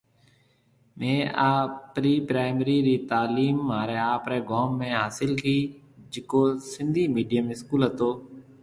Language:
Marwari (Pakistan)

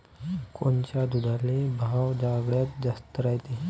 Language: Marathi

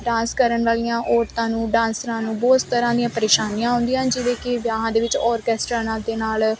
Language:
Punjabi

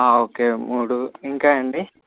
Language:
Telugu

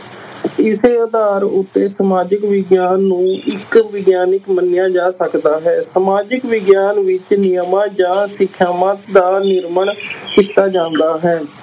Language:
Punjabi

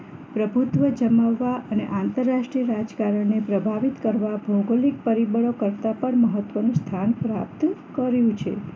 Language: Gujarati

